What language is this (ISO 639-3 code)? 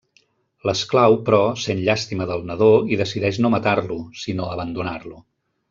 cat